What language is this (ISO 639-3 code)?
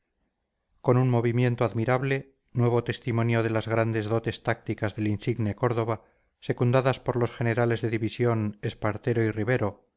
spa